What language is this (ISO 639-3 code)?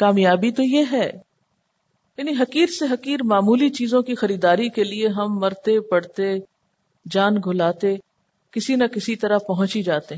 urd